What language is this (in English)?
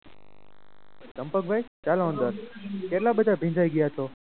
Gujarati